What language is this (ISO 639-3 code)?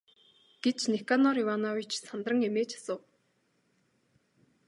mon